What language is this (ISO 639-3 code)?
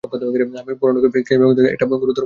ben